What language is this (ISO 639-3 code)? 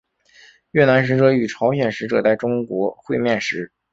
zho